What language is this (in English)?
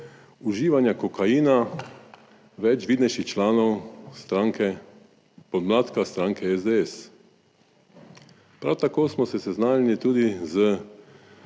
Slovenian